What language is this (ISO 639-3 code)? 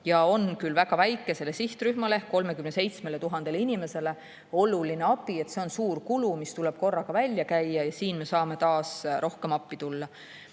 est